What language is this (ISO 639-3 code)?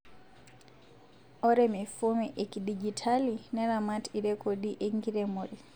mas